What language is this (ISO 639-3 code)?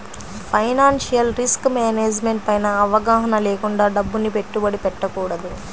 tel